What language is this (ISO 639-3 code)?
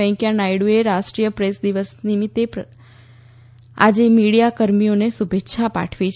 guj